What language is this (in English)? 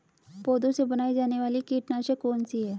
Hindi